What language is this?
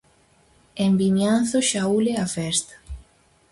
Galician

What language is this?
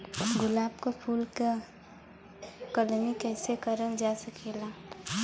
Bhojpuri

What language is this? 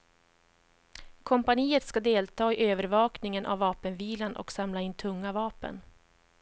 Swedish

